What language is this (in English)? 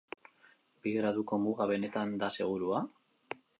Basque